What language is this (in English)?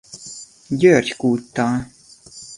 Hungarian